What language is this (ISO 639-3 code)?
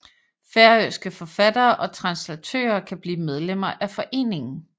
dan